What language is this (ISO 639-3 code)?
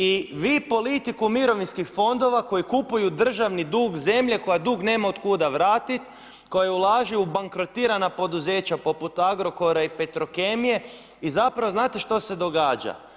hrv